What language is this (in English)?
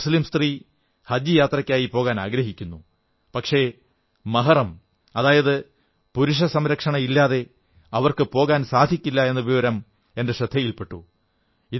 Malayalam